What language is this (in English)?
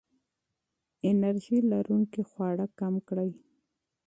Pashto